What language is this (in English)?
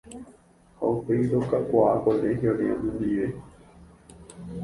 Guarani